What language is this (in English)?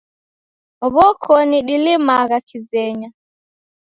Taita